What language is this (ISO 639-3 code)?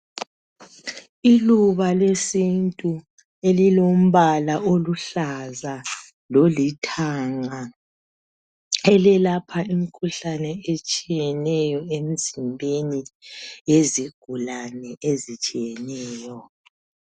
nde